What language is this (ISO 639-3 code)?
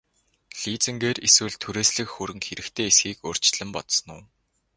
mon